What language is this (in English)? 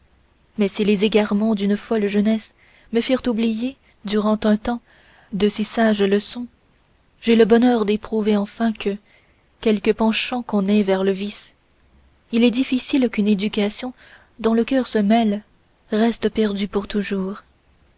French